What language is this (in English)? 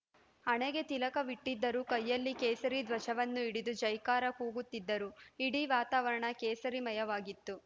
Kannada